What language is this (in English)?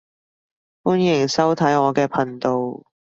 Cantonese